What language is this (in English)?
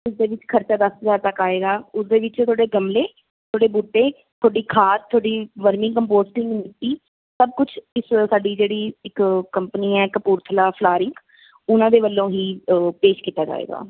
Punjabi